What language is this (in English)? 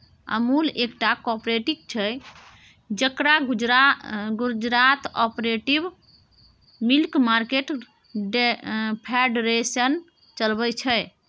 Maithili